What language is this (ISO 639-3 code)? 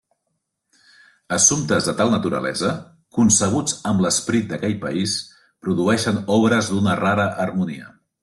cat